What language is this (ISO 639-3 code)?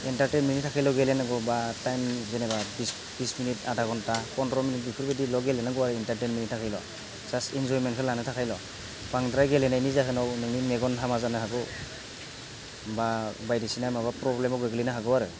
brx